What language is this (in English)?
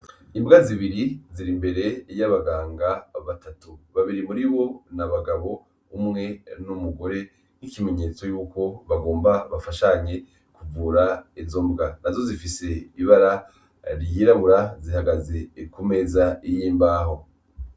Rundi